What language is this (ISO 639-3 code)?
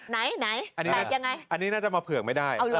tha